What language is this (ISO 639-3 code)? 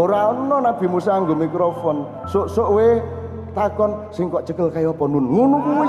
ind